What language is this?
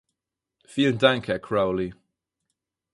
German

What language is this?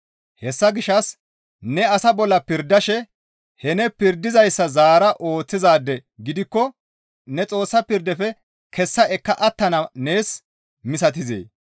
Gamo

